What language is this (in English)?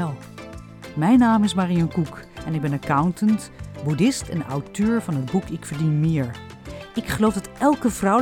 Dutch